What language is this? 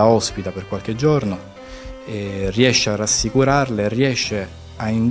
Italian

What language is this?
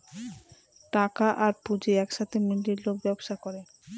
Bangla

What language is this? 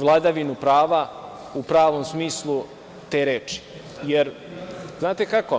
Serbian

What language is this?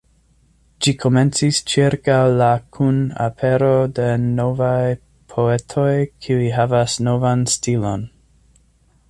Esperanto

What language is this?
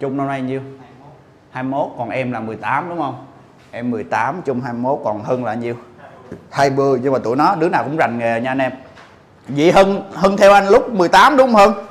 Vietnamese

